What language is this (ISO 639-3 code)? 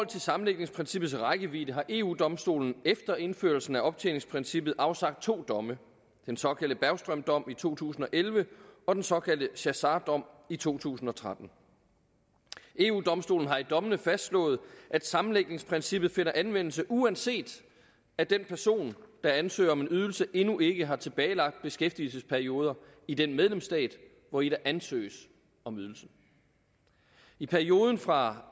dan